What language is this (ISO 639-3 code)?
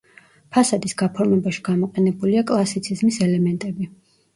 kat